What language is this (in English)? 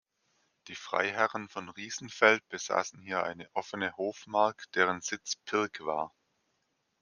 German